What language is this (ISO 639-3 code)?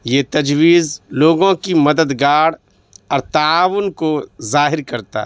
urd